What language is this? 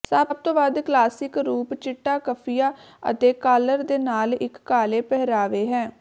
Punjabi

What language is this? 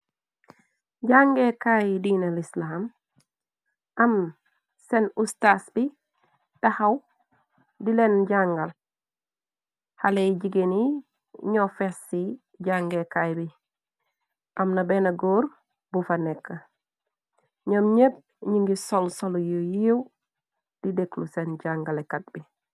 Wolof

